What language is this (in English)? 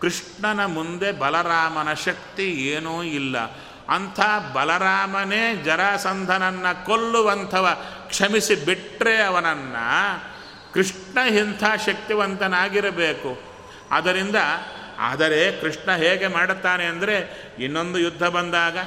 Kannada